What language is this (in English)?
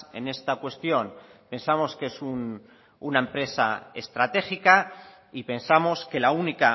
Spanish